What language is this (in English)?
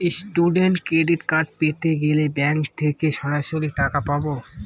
Bangla